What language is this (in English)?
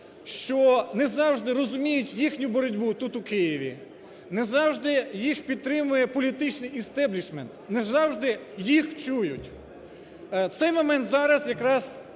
Ukrainian